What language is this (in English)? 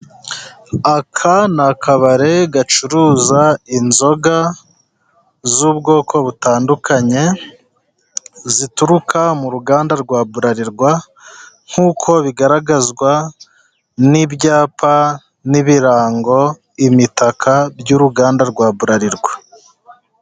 Kinyarwanda